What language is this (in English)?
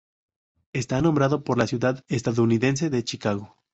Spanish